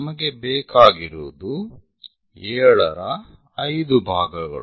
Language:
Kannada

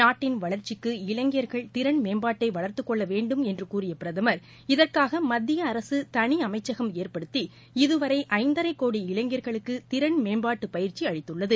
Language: Tamil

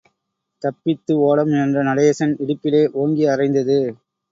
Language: Tamil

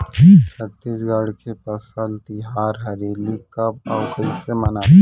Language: Chhattisgarhi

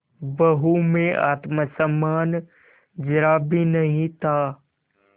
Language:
Hindi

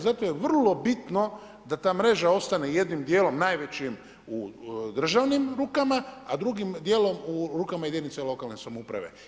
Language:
Croatian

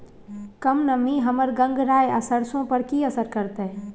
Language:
Maithili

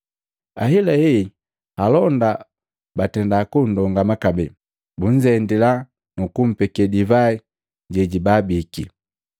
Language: Matengo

